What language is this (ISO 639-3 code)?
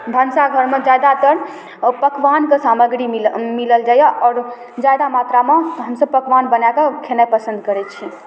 mai